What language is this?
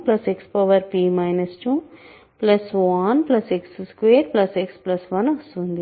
Telugu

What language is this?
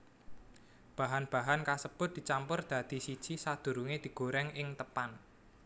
Javanese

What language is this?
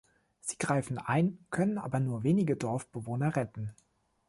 German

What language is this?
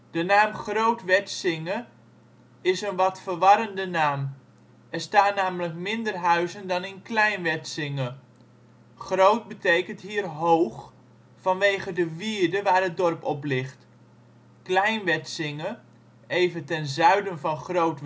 Dutch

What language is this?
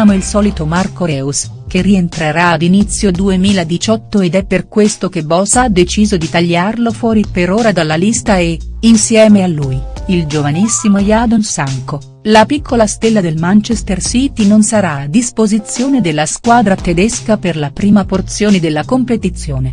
Italian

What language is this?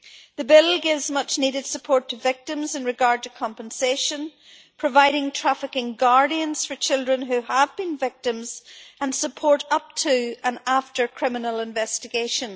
English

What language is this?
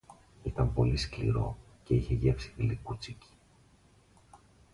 Greek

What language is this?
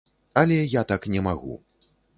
Belarusian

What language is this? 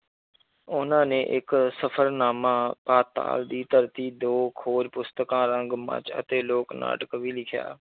Punjabi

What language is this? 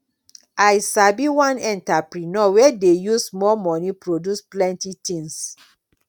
Nigerian Pidgin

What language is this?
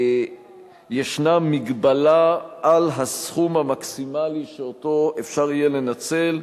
Hebrew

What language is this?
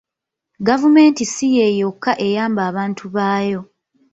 Ganda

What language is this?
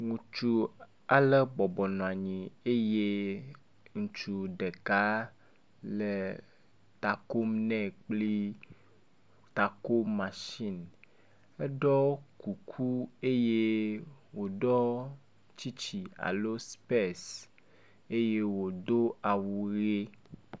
Ewe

